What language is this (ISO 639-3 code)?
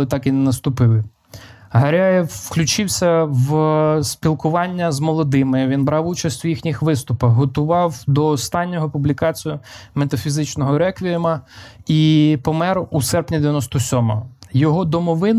ukr